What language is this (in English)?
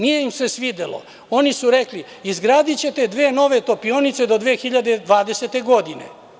Serbian